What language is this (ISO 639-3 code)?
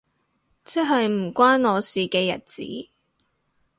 yue